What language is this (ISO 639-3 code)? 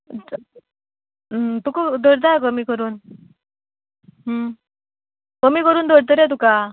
kok